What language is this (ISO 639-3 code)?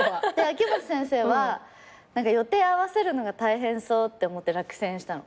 jpn